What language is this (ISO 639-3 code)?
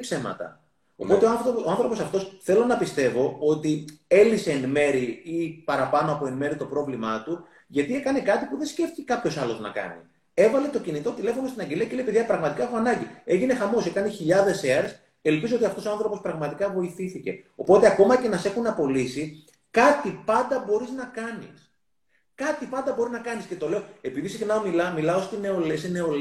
ell